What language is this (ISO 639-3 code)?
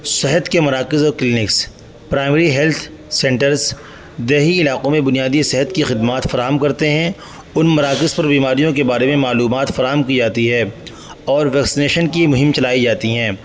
urd